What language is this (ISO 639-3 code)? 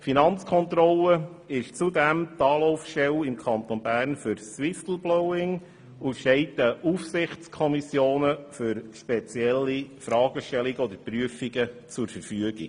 gsw